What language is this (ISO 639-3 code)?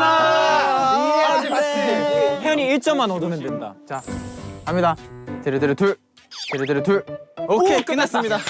kor